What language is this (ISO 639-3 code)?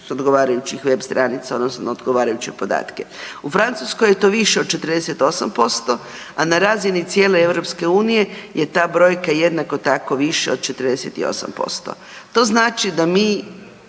hrv